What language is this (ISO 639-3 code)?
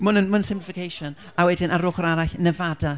cym